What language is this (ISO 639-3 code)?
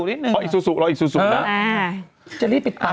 tha